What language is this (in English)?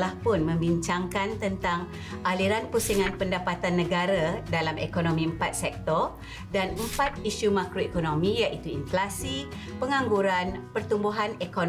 Malay